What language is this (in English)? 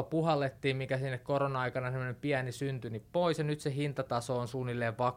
Finnish